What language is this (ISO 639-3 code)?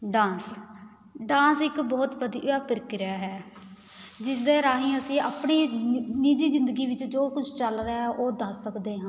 pan